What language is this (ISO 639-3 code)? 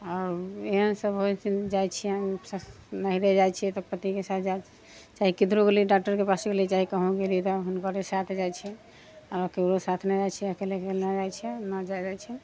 mai